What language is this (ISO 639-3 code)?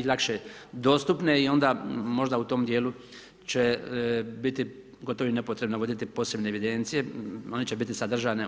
hrv